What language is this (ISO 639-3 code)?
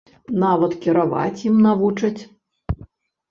bel